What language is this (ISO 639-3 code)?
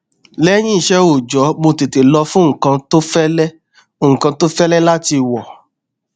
yor